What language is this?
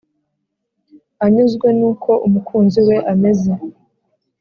Kinyarwanda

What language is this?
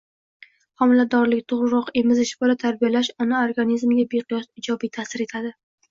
Uzbek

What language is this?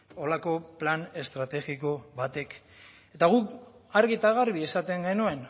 Basque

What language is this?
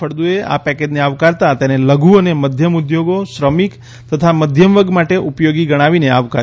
Gujarati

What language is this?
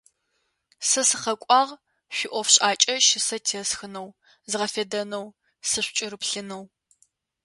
Adyghe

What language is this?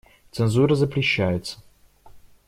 Russian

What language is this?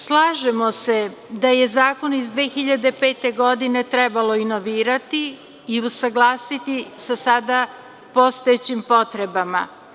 Serbian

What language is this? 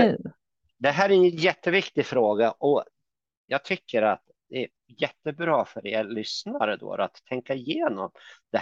Swedish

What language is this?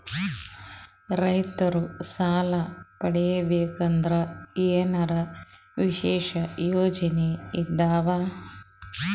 Kannada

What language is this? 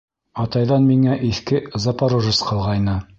Bashkir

